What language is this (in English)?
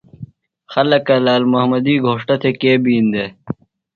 Phalura